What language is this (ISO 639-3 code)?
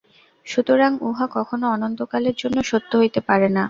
ben